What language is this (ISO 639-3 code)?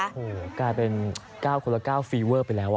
tha